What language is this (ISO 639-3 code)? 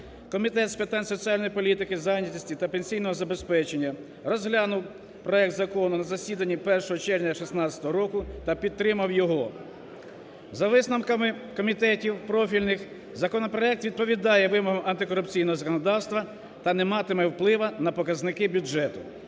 ukr